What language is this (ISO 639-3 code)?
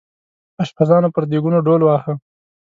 pus